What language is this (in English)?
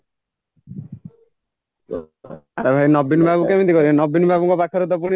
Odia